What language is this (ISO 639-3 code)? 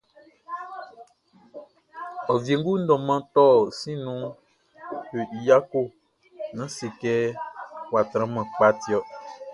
bci